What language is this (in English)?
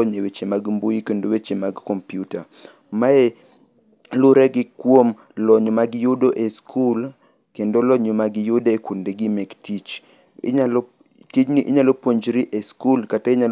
Luo (Kenya and Tanzania)